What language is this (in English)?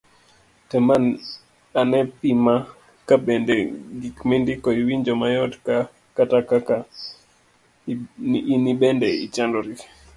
Luo (Kenya and Tanzania)